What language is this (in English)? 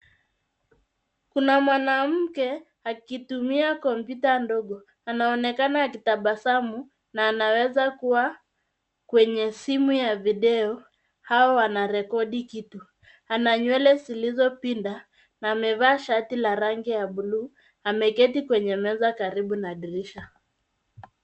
Swahili